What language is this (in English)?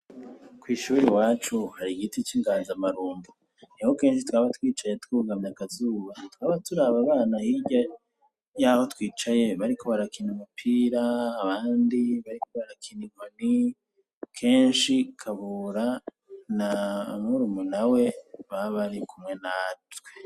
Rundi